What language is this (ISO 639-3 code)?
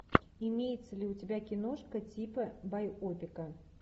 rus